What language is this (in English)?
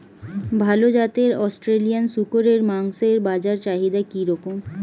Bangla